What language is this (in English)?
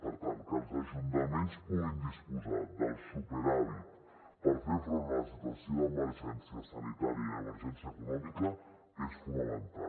Catalan